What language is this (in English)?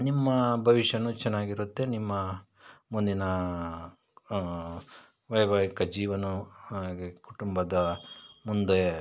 Kannada